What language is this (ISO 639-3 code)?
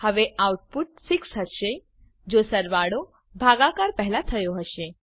guj